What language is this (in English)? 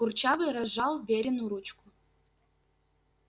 Russian